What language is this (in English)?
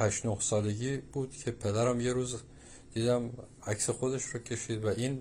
Persian